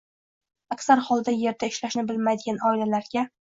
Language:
Uzbek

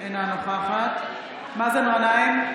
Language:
Hebrew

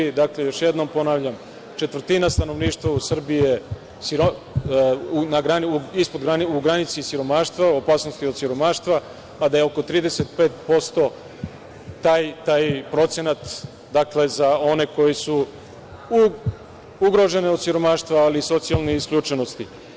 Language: Serbian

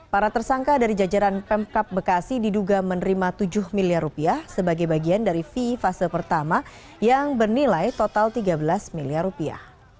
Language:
Indonesian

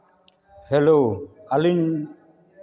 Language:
Santali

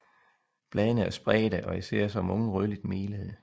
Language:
Danish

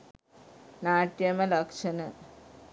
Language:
Sinhala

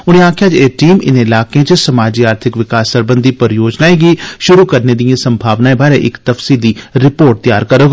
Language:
Dogri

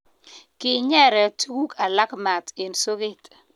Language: Kalenjin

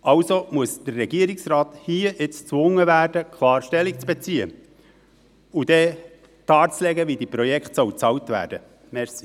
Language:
Swiss German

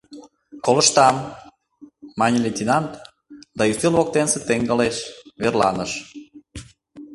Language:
Mari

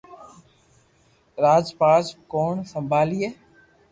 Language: Loarki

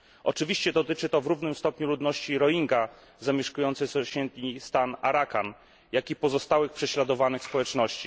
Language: Polish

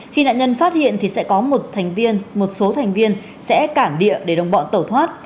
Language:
Vietnamese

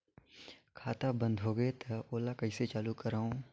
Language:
Chhattisgarhi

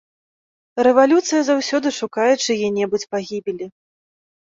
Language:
Belarusian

